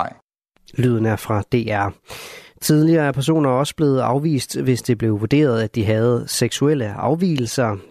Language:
Danish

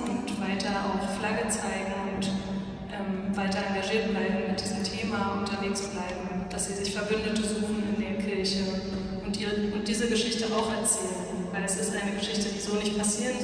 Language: German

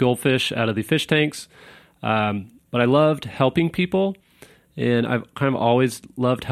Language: English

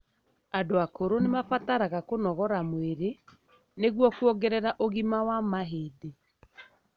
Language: Kikuyu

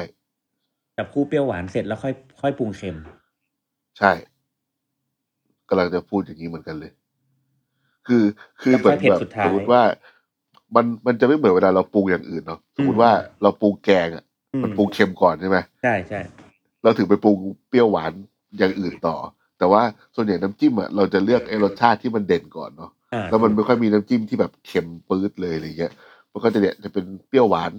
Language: Thai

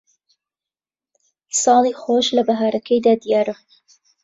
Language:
Central Kurdish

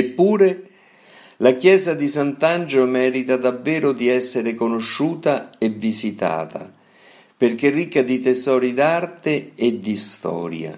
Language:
Italian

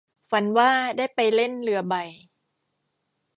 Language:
Thai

